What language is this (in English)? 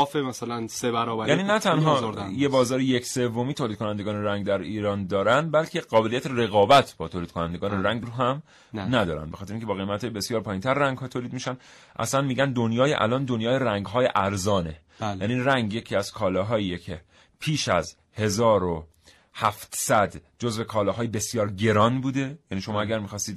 Persian